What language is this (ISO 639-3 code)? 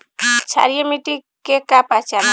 bho